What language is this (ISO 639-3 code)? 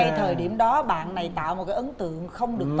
vie